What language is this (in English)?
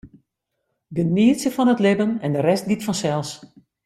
Western Frisian